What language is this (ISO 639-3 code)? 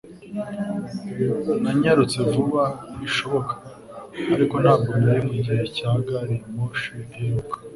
kin